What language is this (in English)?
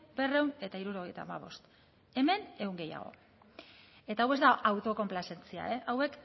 Basque